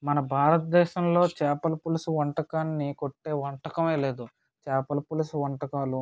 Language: Telugu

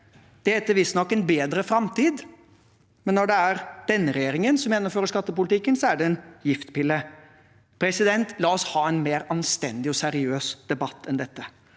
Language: Norwegian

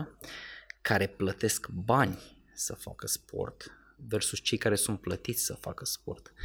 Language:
Romanian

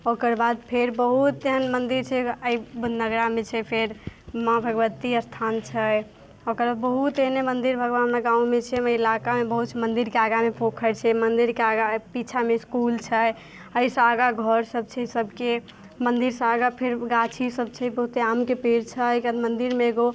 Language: Maithili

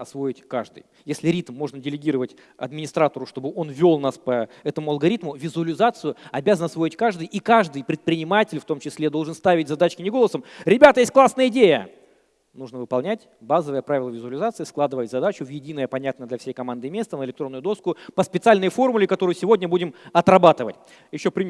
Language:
Russian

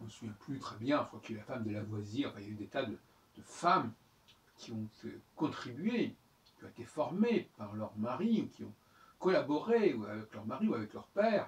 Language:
French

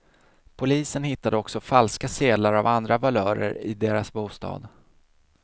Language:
Swedish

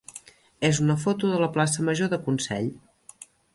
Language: Catalan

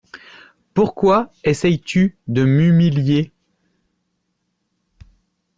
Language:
French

